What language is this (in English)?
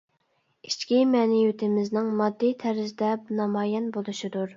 Uyghur